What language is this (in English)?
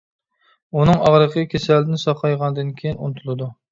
Uyghur